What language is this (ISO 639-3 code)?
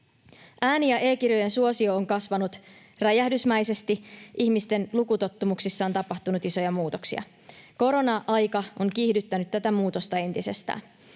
fin